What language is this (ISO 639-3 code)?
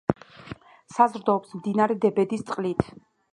kat